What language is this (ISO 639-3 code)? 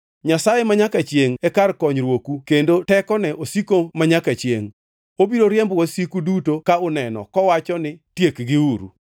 luo